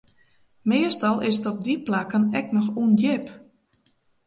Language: Western Frisian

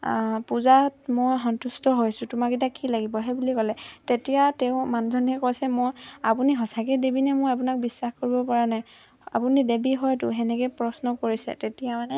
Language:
Assamese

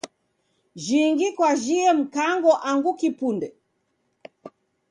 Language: Taita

